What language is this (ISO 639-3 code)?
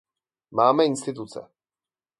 ces